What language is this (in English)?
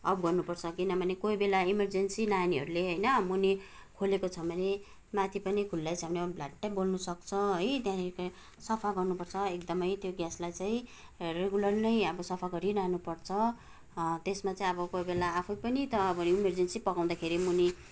Nepali